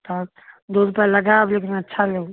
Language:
Maithili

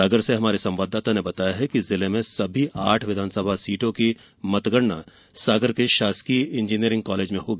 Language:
Hindi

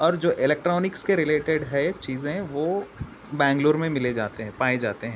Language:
Urdu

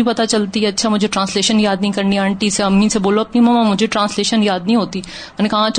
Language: Urdu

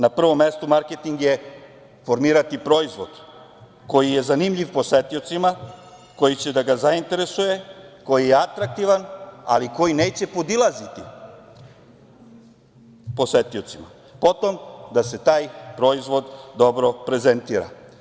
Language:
Serbian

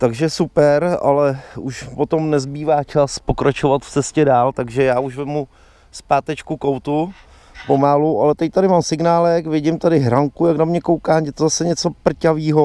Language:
Czech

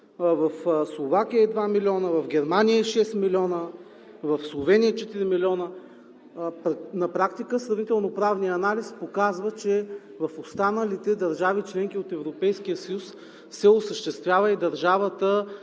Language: Bulgarian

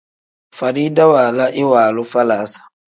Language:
Tem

